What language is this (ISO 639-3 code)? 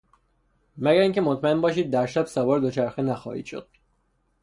fas